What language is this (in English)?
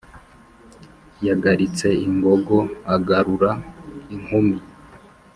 Kinyarwanda